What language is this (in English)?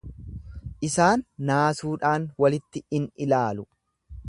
Oromo